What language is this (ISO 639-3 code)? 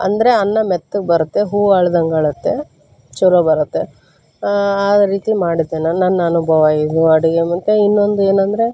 kan